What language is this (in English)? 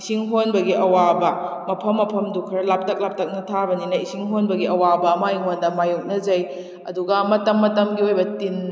Manipuri